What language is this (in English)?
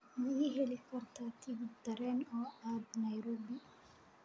Somali